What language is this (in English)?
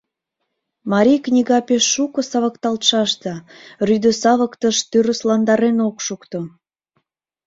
Mari